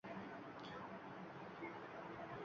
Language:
Uzbek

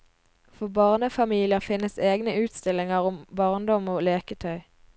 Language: Norwegian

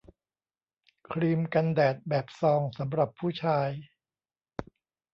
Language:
Thai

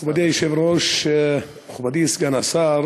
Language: Hebrew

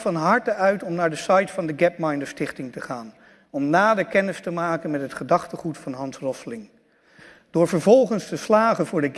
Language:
Dutch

